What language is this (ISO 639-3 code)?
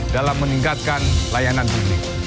ind